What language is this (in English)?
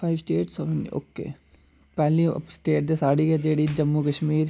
Dogri